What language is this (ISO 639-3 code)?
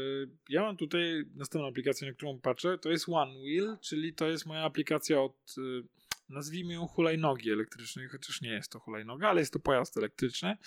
pol